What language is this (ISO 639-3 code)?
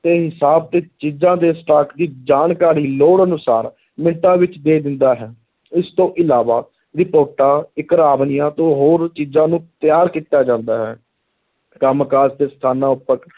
pan